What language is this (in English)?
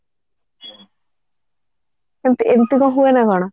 Odia